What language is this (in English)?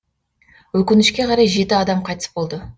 Kazakh